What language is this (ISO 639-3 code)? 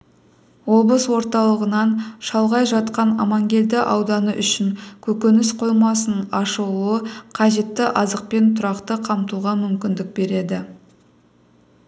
kaz